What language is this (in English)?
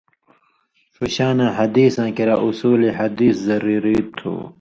Indus Kohistani